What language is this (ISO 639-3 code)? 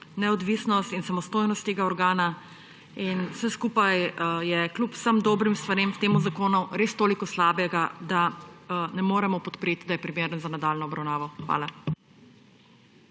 slv